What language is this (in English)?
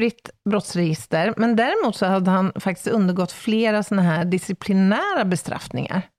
Swedish